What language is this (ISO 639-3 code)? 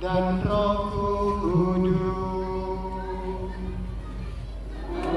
ind